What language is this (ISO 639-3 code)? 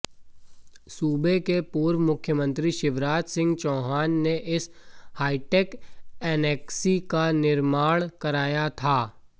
hin